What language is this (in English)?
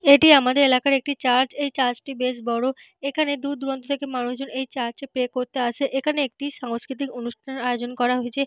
Bangla